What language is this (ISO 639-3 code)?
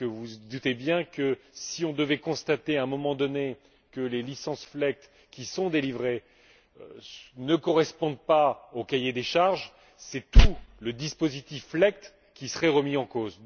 fra